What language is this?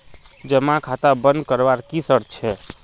Magahi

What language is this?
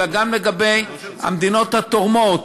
Hebrew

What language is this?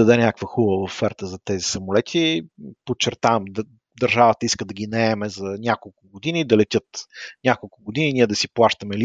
Bulgarian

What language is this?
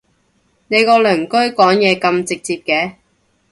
Cantonese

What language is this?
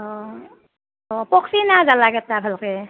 Assamese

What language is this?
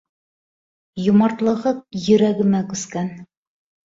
Bashkir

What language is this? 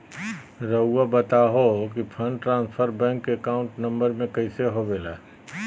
Magahi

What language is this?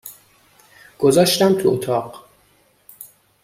Persian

